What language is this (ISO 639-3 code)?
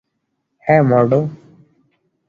ben